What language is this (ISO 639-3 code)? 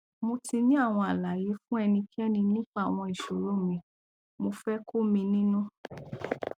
yor